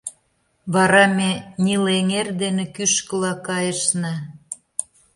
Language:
Mari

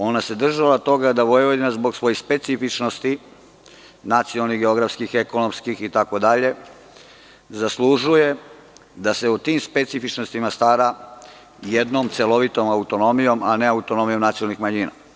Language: Serbian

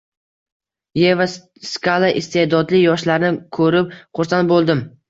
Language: Uzbek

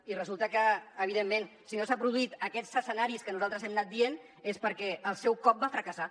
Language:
Catalan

